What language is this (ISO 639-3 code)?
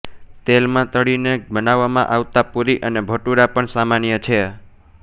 guj